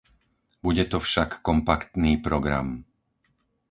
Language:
Slovak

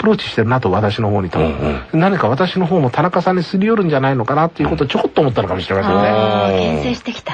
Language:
Japanese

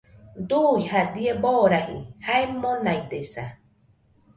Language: Nüpode Huitoto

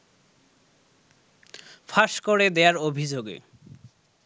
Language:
Bangla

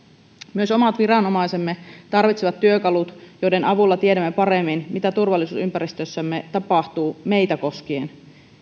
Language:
Finnish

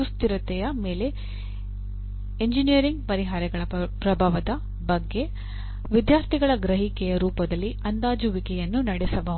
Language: Kannada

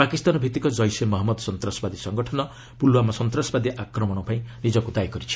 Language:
Odia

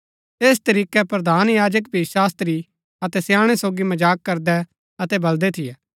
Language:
Gaddi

